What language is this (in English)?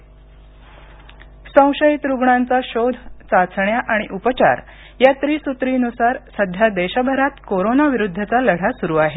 Marathi